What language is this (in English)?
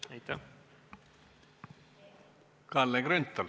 Estonian